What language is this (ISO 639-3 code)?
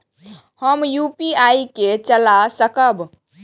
mai